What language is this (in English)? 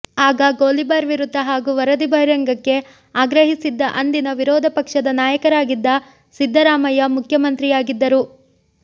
Kannada